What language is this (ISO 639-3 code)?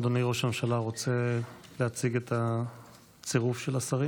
heb